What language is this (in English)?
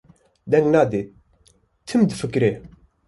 Kurdish